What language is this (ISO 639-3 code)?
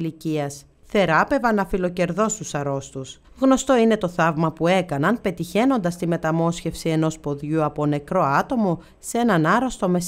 ell